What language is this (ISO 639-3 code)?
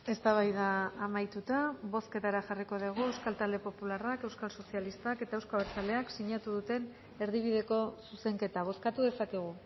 eus